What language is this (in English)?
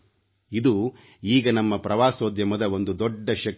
Kannada